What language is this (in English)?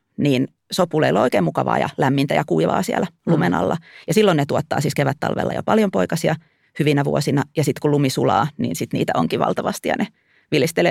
Finnish